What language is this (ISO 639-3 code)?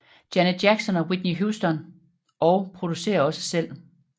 dan